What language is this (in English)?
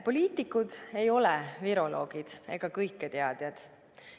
Estonian